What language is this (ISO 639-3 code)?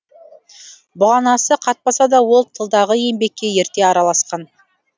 kaz